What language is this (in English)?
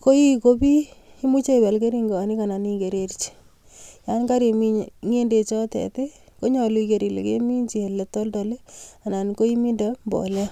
Kalenjin